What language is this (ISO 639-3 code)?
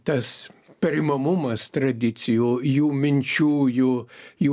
lit